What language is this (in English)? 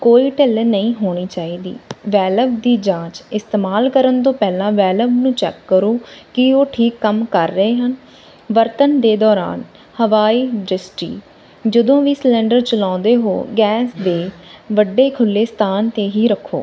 Punjabi